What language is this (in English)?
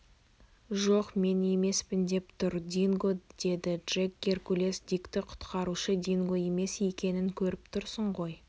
Kazakh